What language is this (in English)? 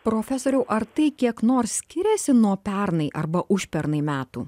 Lithuanian